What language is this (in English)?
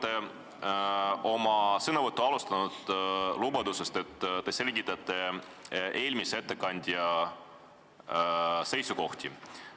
Estonian